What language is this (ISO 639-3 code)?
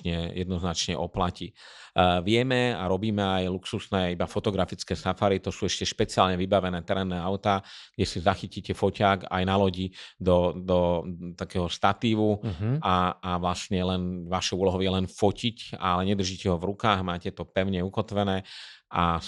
slk